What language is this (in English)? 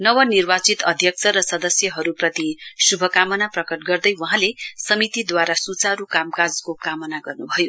Nepali